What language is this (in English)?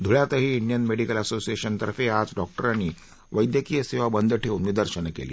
Marathi